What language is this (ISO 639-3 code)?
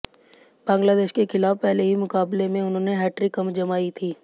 hin